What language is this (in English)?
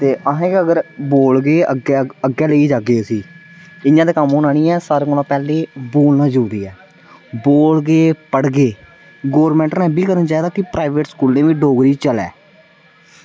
Dogri